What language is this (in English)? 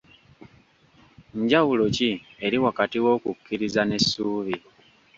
Ganda